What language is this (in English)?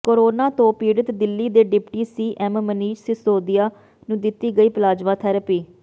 Punjabi